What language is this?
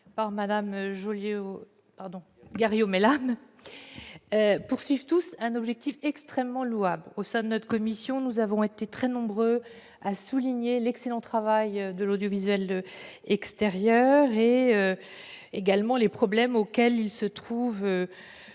French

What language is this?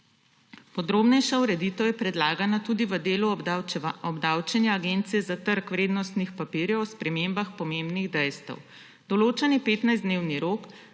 Slovenian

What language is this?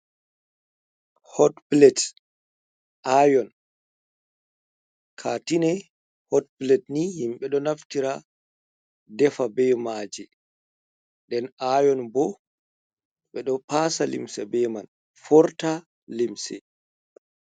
Fula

